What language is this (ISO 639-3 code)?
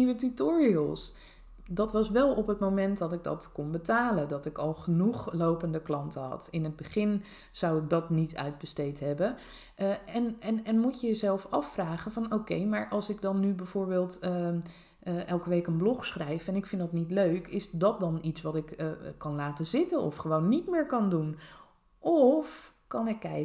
nld